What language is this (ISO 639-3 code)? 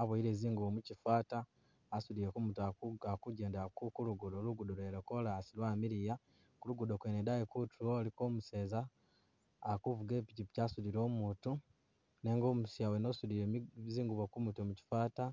myx